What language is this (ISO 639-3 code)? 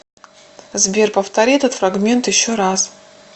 rus